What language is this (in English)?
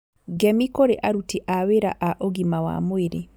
Kikuyu